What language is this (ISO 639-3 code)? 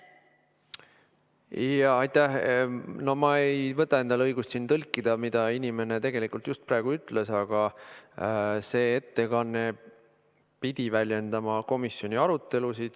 est